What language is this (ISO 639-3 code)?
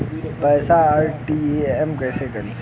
bho